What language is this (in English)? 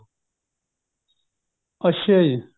Punjabi